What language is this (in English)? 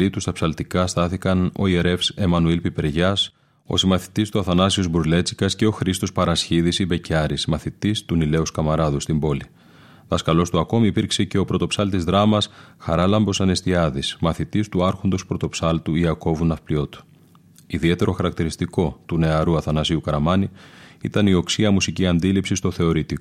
Greek